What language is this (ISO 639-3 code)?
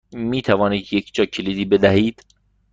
fas